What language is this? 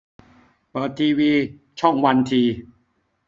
Thai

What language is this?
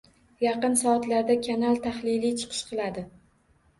Uzbek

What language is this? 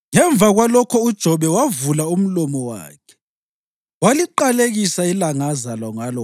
North Ndebele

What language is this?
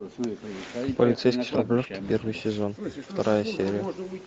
Russian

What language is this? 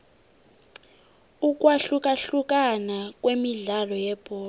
South Ndebele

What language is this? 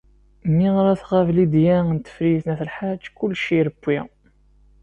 Kabyle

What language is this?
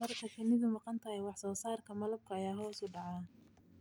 Somali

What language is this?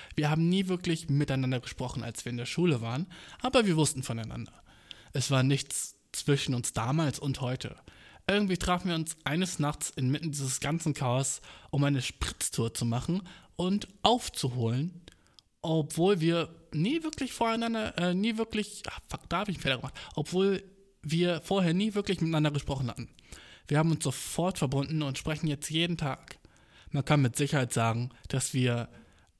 German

